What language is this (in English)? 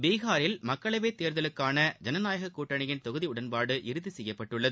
Tamil